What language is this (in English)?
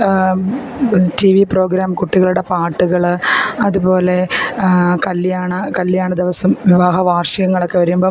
Malayalam